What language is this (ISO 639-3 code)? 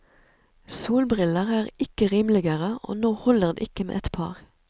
nor